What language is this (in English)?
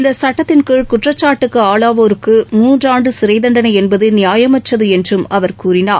Tamil